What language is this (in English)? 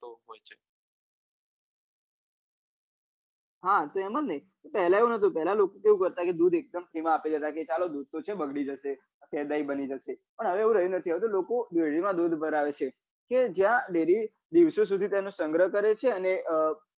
Gujarati